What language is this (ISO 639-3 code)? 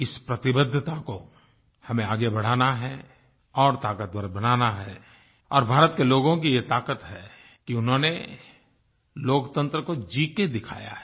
hin